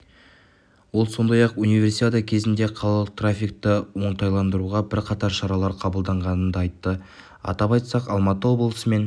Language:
Kazakh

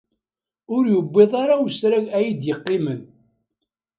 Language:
Kabyle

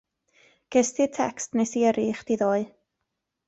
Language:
Welsh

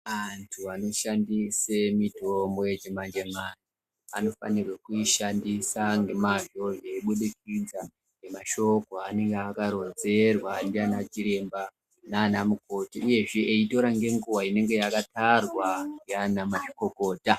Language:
Ndau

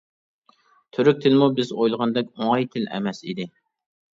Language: Uyghur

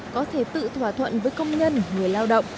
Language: Vietnamese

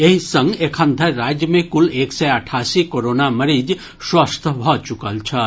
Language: Maithili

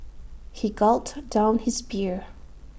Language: English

